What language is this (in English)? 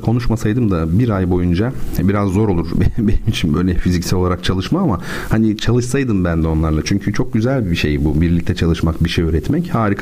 Turkish